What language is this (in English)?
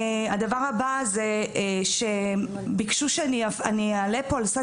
Hebrew